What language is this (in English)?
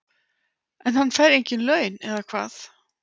Icelandic